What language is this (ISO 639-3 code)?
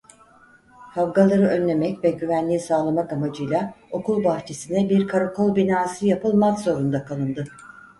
tur